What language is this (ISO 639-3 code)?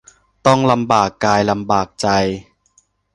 tha